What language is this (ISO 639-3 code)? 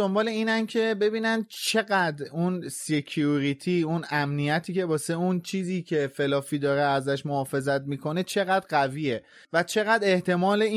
fas